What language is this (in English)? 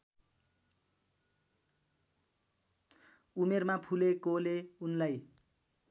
Nepali